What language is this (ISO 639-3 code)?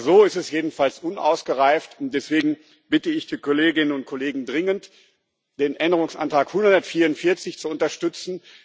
deu